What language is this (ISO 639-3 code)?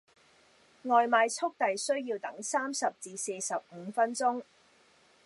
yue